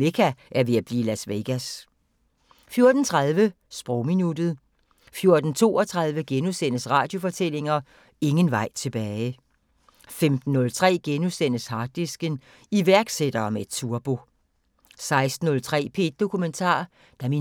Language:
Danish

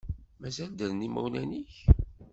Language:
Kabyle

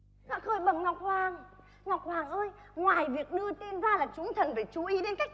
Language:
Vietnamese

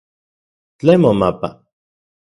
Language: Central Puebla Nahuatl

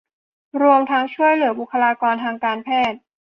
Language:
Thai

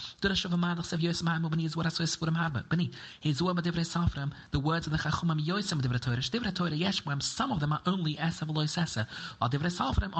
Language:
English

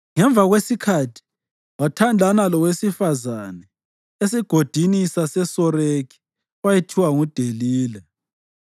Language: North Ndebele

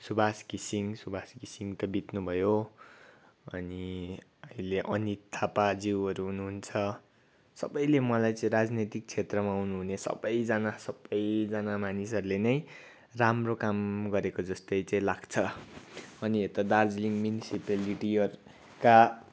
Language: Nepali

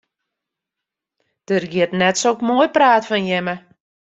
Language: Western Frisian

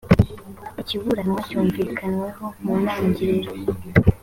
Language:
Kinyarwanda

